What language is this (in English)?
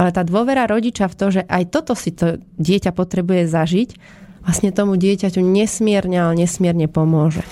Slovak